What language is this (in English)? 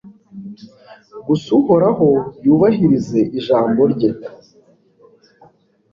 Kinyarwanda